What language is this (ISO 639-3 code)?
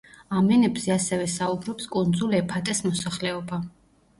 kat